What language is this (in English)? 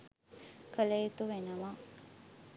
Sinhala